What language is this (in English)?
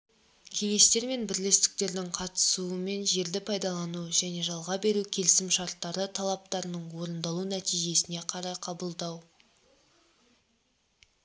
Kazakh